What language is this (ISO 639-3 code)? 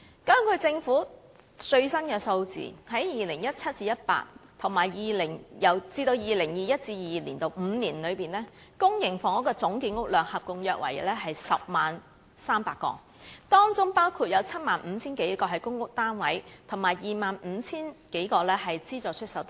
yue